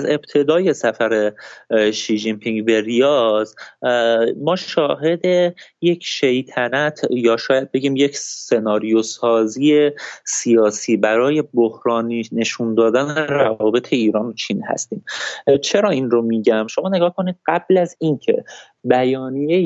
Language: Persian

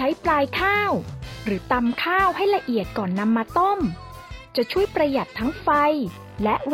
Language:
Thai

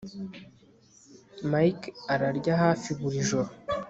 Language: Kinyarwanda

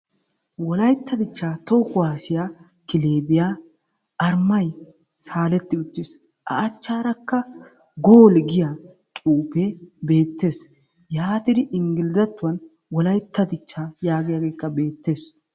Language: Wolaytta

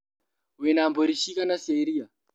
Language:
Kikuyu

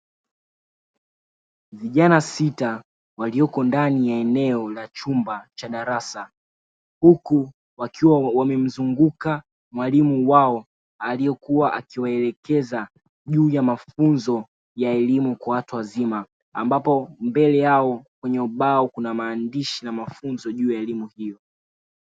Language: Swahili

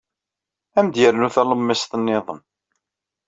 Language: Kabyle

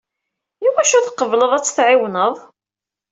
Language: Kabyle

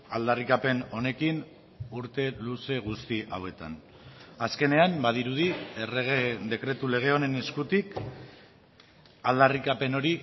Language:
Basque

